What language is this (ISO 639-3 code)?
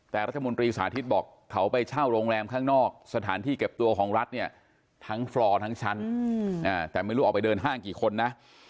tha